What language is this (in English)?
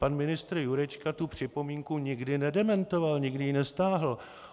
Czech